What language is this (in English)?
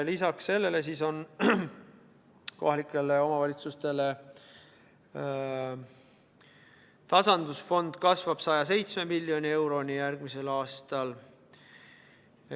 Estonian